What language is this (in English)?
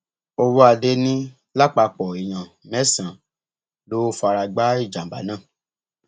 Yoruba